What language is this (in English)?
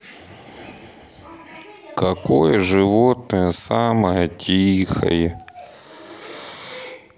Russian